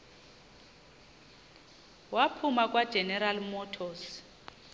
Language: Xhosa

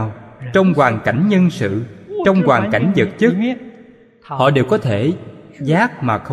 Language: Vietnamese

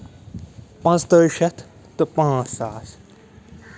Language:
Kashmiri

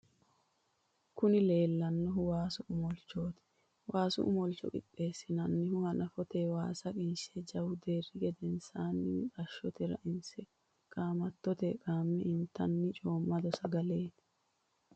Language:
Sidamo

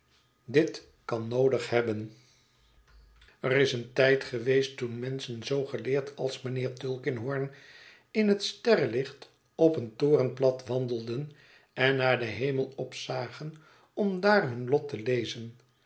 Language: Dutch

